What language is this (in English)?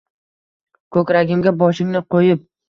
Uzbek